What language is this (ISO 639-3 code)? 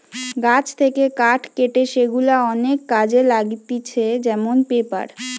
ben